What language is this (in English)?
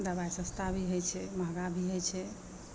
Maithili